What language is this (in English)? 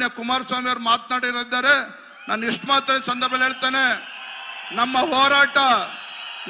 Kannada